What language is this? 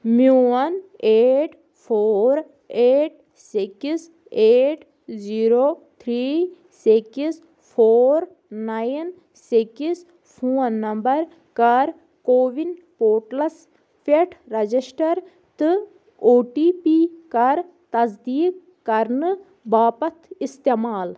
Kashmiri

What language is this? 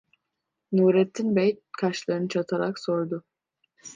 Turkish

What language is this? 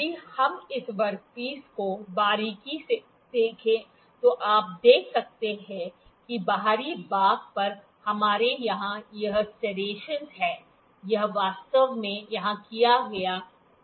Hindi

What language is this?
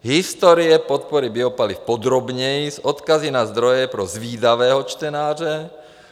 Czech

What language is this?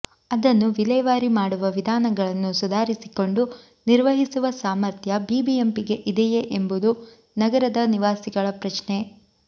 Kannada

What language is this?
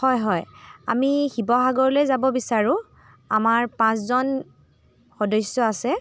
Assamese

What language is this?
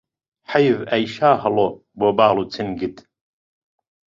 Central Kurdish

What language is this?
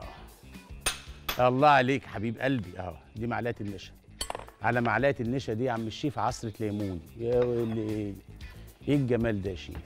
Arabic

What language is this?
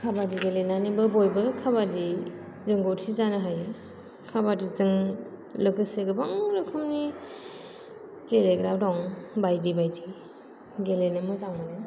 Bodo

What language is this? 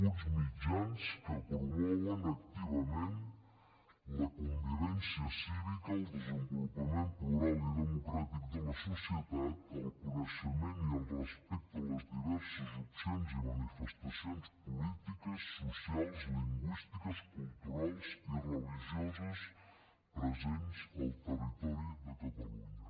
Catalan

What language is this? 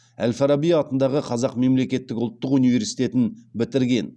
Kazakh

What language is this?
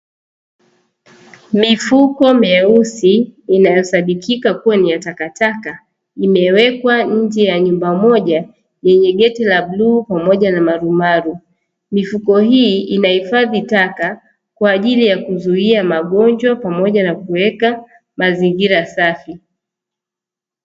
Swahili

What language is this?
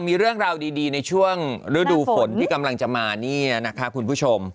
Thai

